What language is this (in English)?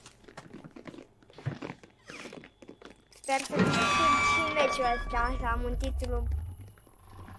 Romanian